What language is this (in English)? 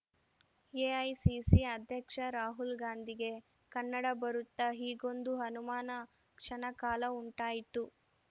Kannada